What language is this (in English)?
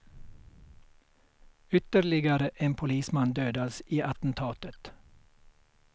Swedish